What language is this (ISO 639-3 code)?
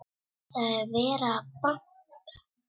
isl